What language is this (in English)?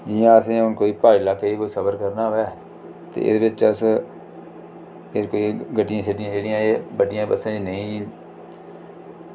Dogri